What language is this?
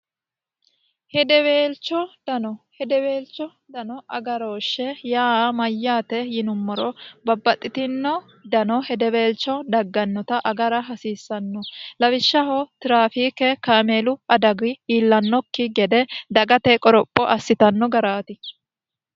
Sidamo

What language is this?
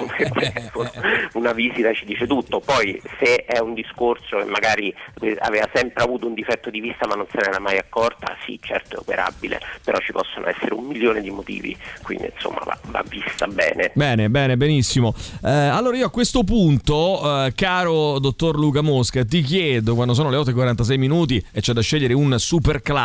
Italian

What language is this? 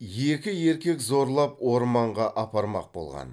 Kazakh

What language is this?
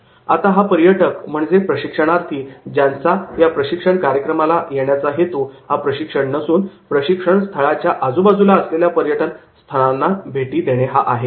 Marathi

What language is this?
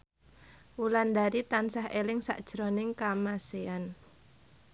Javanese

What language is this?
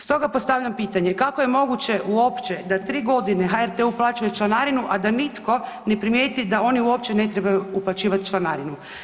Croatian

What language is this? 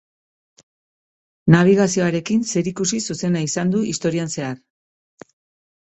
Basque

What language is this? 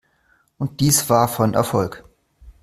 German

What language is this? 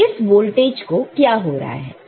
Hindi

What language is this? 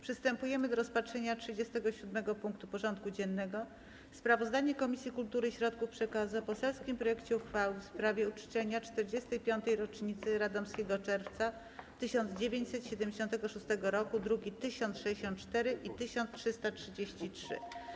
Polish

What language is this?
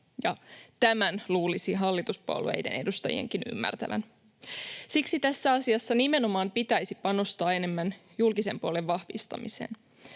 Finnish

